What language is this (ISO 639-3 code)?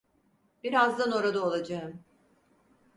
tur